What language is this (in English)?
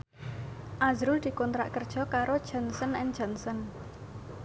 Javanese